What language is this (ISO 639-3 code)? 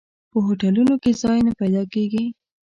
pus